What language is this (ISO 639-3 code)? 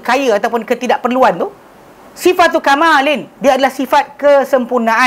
msa